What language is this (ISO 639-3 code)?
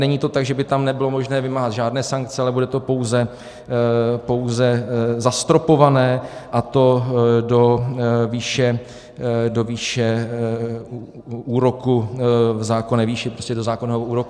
ces